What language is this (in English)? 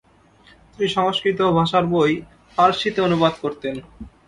Bangla